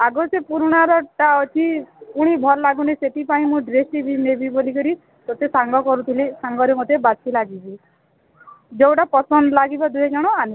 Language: Odia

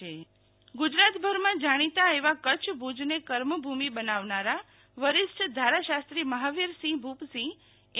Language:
Gujarati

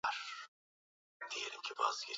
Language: Swahili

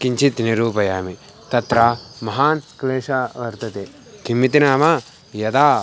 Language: Sanskrit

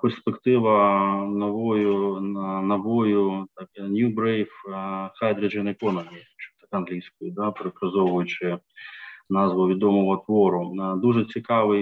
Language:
Ukrainian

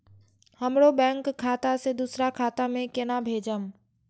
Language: Maithili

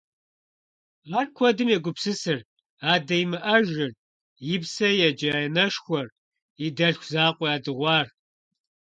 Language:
Kabardian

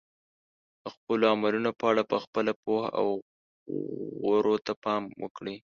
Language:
Pashto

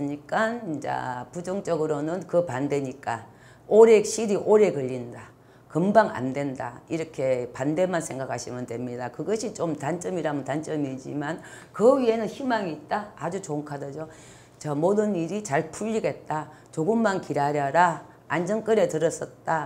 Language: Korean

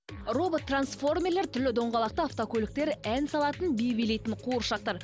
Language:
Kazakh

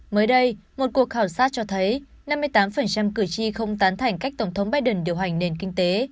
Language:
Vietnamese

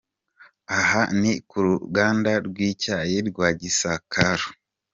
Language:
Kinyarwanda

